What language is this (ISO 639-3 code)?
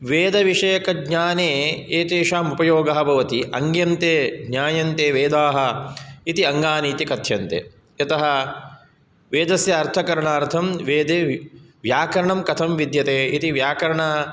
san